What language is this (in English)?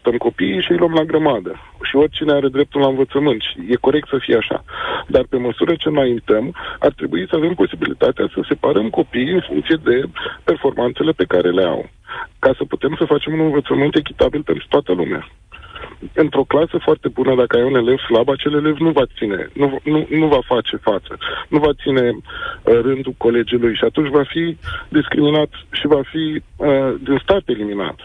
Romanian